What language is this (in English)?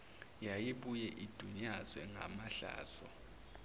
Zulu